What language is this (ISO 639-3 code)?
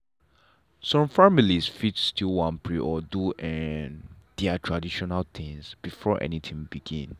pcm